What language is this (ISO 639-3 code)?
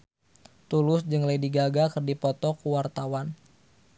sun